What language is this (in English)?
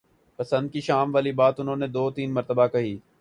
Urdu